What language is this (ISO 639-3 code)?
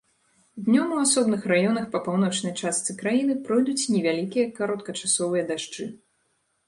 bel